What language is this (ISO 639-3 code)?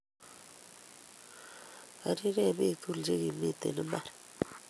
kln